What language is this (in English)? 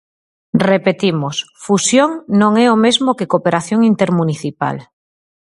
Galician